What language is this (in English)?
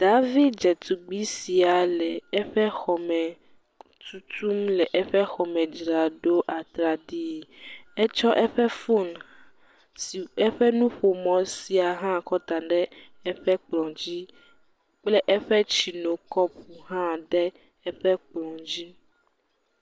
Ewe